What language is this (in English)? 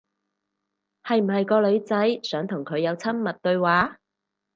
Cantonese